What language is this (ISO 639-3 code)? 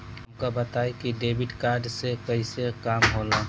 bho